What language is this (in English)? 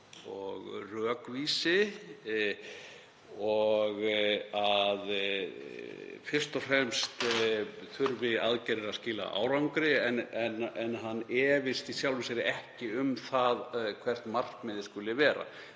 Icelandic